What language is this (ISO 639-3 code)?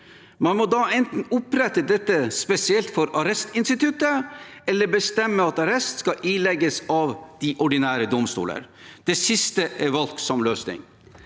nor